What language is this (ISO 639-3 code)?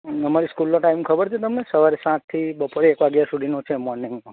guj